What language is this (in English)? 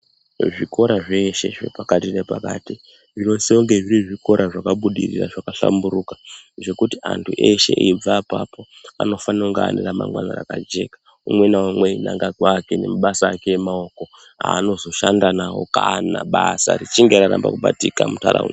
Ndau